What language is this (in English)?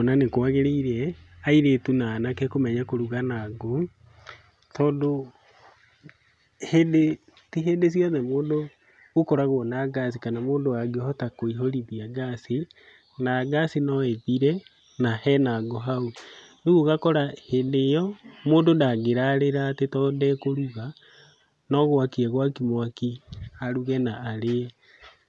Kikuyu